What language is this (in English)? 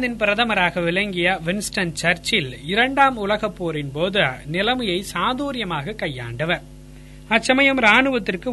Tamil